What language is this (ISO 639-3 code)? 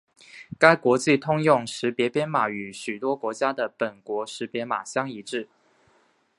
zho